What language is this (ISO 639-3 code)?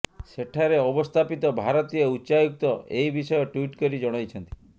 ori